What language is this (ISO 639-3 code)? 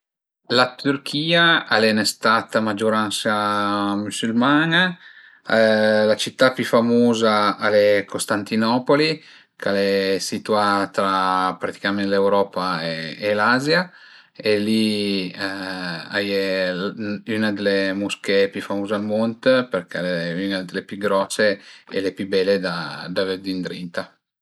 pms